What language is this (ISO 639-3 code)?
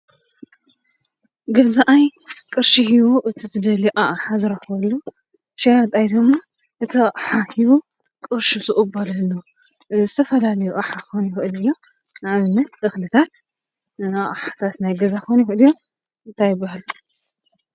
tir